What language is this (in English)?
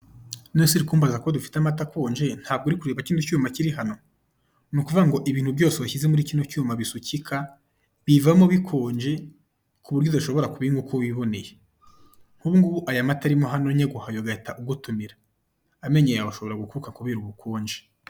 Kinyarwanda